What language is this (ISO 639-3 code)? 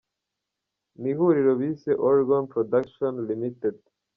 kin